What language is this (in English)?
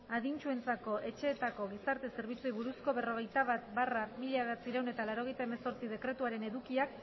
Basque